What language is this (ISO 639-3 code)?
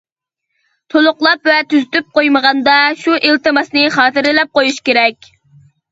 uig